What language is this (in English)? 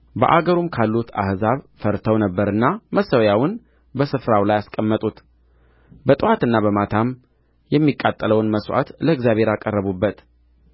Amharic